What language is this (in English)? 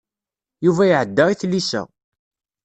Kabyle